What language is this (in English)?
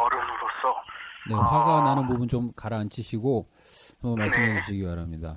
Korean